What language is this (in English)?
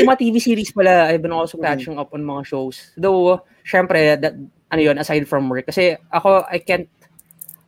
Filipino